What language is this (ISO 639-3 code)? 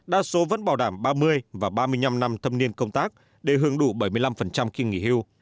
vie